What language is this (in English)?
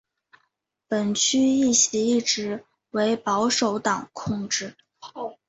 Chinese